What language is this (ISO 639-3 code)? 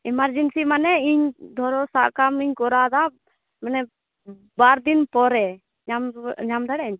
sat